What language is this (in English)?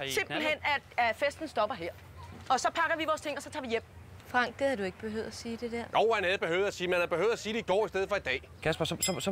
Danish